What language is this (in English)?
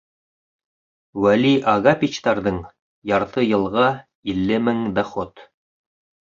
Bashkir